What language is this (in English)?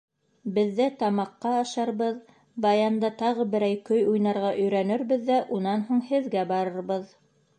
Bashkir